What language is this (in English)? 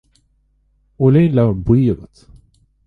Irish